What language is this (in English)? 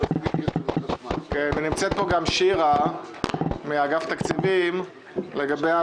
Hebrew